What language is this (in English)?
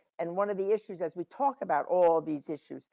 English